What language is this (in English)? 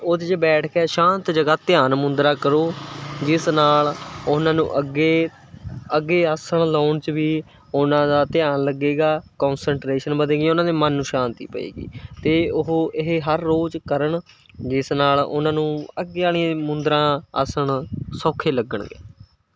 Punjabi